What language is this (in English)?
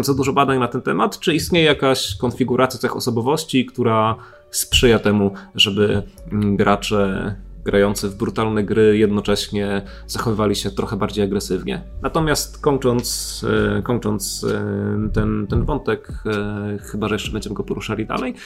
Polish